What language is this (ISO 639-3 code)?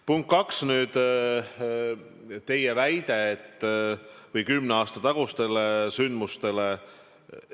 est